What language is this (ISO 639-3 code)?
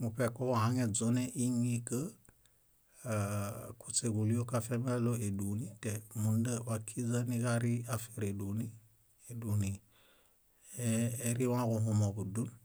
bda